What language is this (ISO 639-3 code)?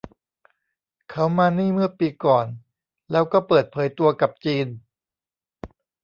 tha